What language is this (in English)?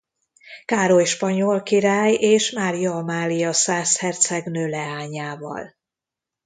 Hungarian